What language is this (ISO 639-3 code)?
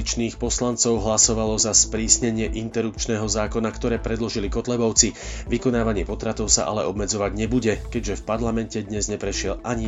slk